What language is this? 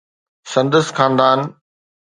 Sindhi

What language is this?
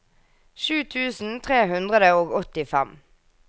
Norwegian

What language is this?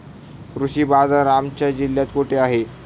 Marathi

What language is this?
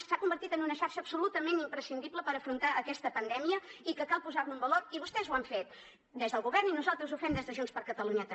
Catalan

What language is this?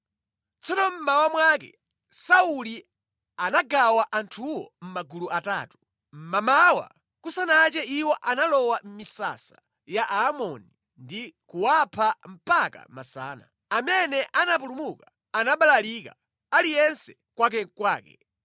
Nyanja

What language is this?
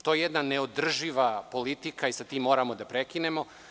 Serbian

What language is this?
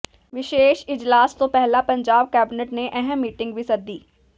Punjabi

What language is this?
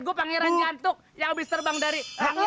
Indonesian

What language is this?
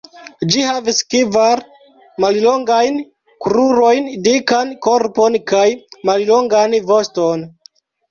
Esperanto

